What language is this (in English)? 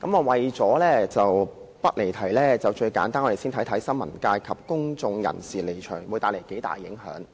Cantonese